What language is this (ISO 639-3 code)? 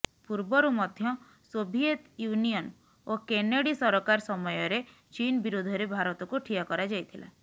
ori